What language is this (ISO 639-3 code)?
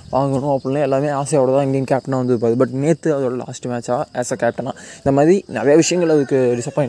tam